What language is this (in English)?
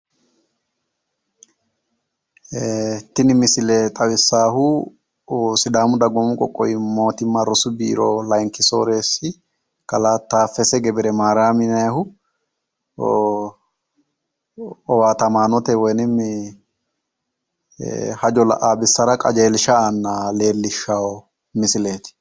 Sidamo